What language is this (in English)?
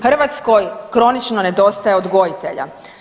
Croatian